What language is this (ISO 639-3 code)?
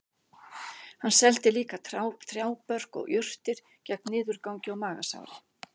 isl